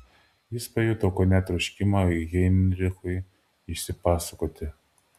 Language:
Lithuanian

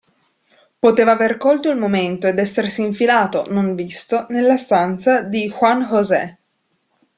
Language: Italian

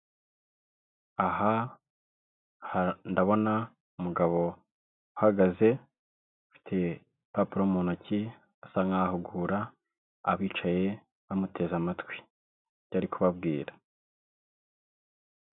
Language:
Kinyarwanda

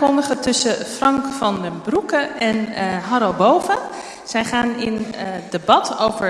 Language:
Dutch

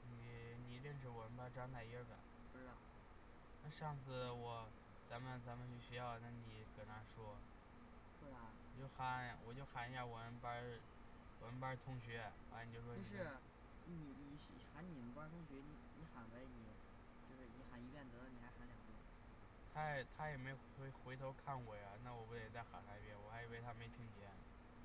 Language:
Chinese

